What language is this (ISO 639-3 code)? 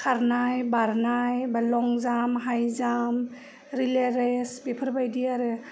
brx